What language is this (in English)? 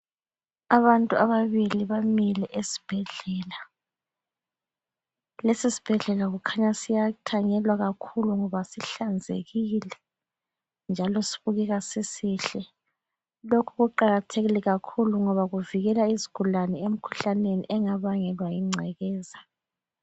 North Ndebele